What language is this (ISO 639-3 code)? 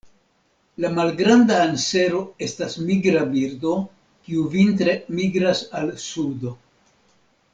epo